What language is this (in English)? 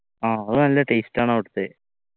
Malayalam